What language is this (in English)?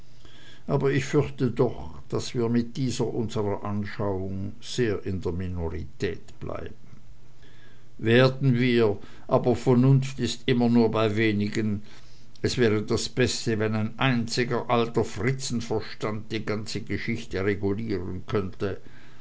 German